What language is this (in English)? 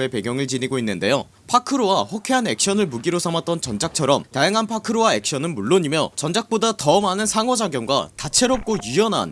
Korean